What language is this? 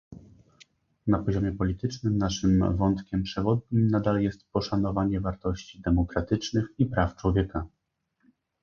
Polish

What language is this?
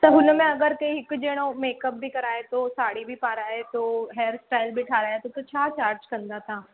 Sindhi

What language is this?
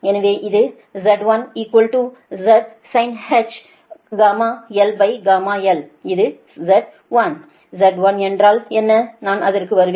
Tamil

